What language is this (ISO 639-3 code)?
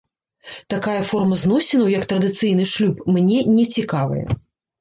bel